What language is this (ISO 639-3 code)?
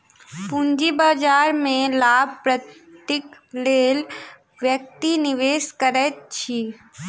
mai